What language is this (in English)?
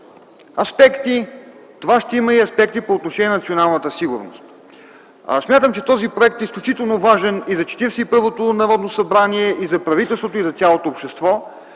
Bulgarian